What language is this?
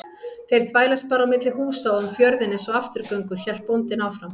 Icelandic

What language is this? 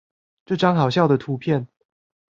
Chinese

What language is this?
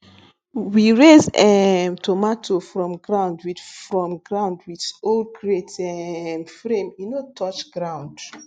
Nigerian Pidgin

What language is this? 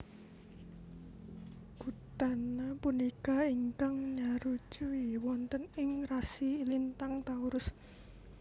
Javanese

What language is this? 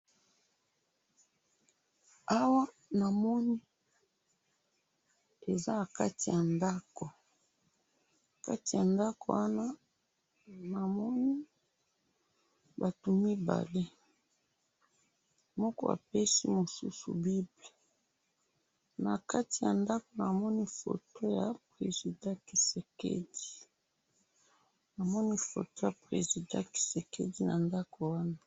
Lingala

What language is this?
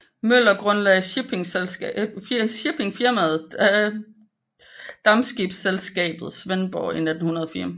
Danish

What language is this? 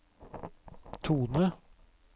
Norwegian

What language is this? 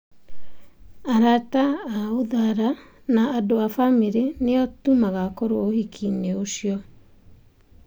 Kikuyu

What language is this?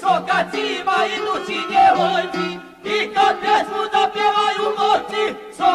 Romanian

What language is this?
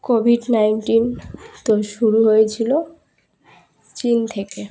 Bangla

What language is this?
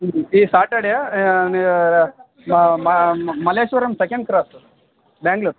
Kannada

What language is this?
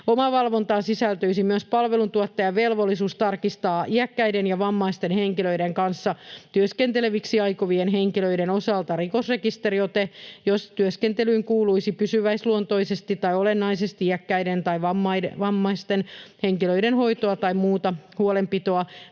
Finnish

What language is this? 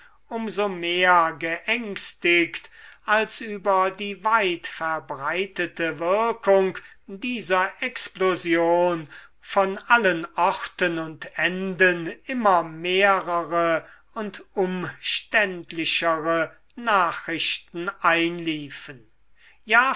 German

